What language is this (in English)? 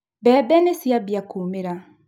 Kikuyu